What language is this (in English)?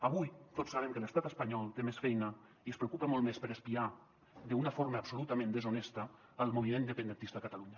Catalan